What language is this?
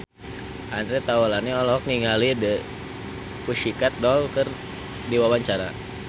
Sundanese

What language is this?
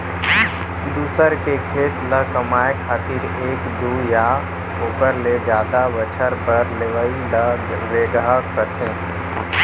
Chhattisgarhi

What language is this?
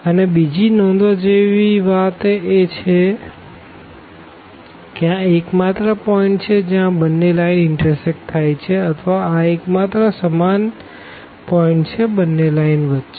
Gujarati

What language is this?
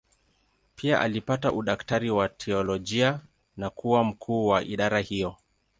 Swahili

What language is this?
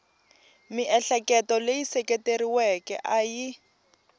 Tsonga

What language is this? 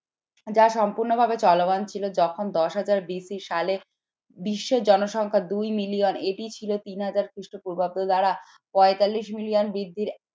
Bangla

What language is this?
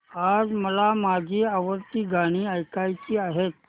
Marathi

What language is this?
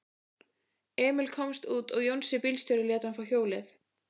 Icelandic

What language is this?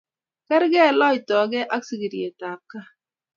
Kalenjin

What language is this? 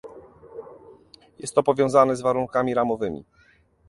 Polish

